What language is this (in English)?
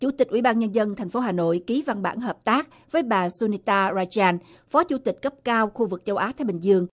Vietnamese